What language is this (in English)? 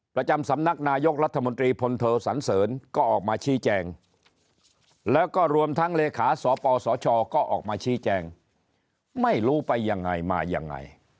Thai